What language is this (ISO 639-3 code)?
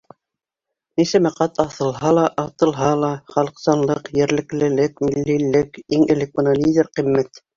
bak